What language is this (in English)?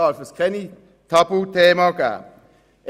Swiss German